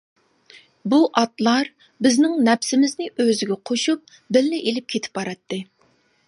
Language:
Uyghur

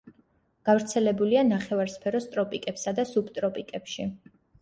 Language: Georgian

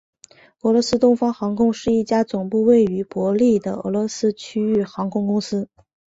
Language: Chinese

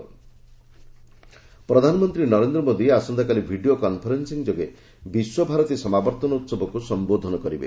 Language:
Odia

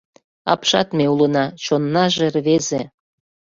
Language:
Mari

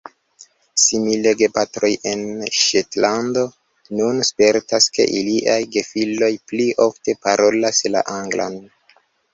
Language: Esperanto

